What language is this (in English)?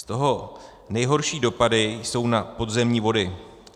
Czech